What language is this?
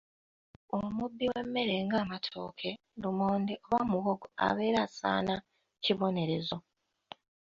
Ganda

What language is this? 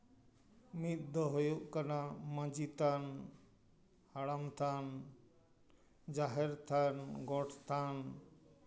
Santali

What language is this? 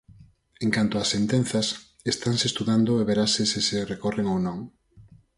Galician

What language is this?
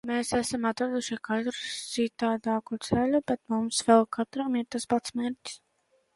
Latvian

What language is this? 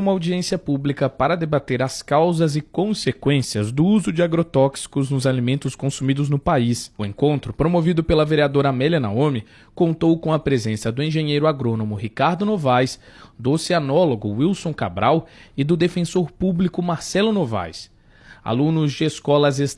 Portuguese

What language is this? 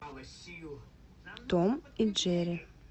Russian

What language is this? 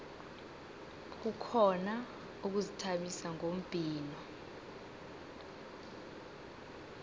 South Ndebele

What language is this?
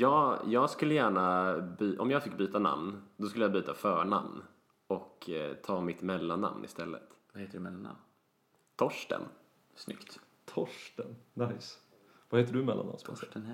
Swedish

